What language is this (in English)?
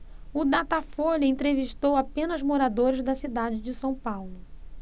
Portuguese